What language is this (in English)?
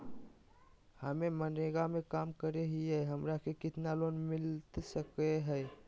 Magahi